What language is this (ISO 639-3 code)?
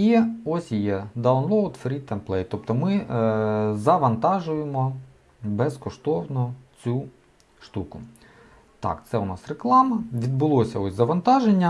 ukr